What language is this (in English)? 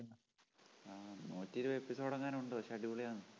Malayalam